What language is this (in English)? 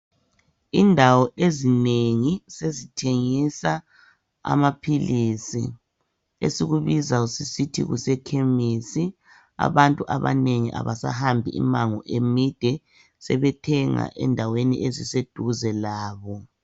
North Ndebele